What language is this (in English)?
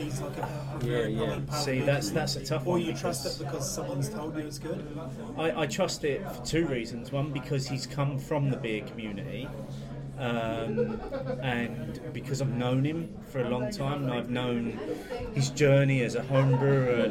English